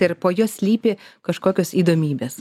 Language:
Lithuanian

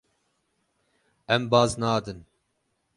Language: Kurdish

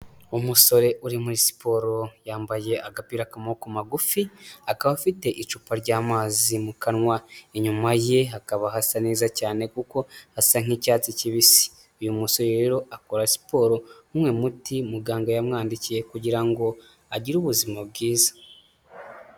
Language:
Kinyarwanda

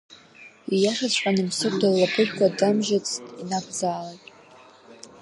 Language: Abkhazian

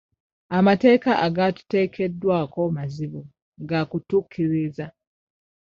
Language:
Ganda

